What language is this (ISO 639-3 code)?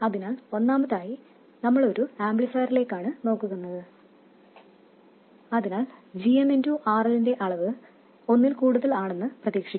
mal